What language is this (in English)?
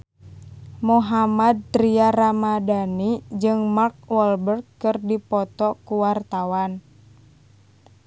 Sundanese